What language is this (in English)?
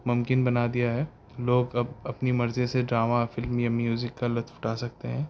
Urdu